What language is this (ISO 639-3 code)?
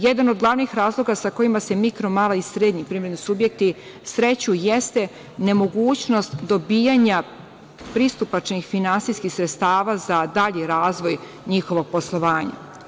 srp